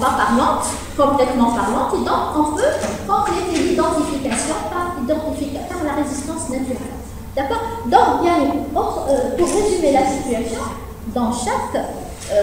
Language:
French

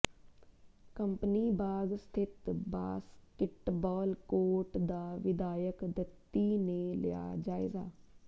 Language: Punjabi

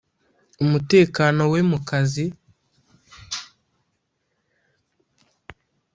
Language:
Kinyarwanda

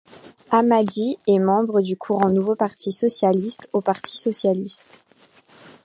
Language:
French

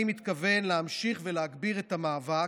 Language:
Hebrew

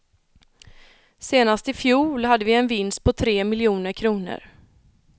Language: Swedish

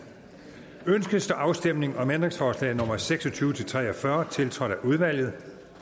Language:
Danish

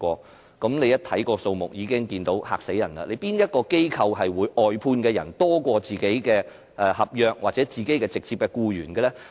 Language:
Cantonese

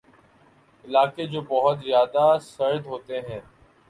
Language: Urdu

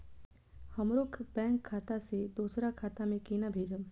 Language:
Maithili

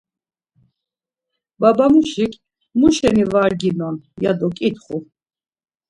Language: Laz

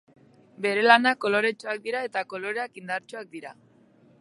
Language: Basque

